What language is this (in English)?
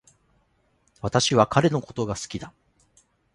Japanese